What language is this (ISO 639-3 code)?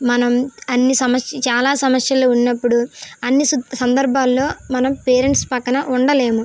tel